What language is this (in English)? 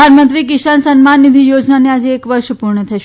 Gujarati